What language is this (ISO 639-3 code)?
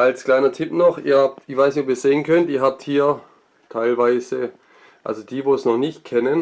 deu